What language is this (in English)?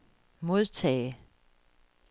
Danish